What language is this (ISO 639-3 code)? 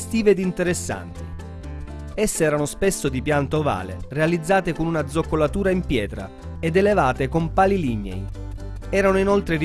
ita